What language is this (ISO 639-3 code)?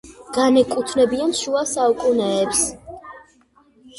kat